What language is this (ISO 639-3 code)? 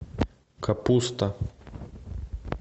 rus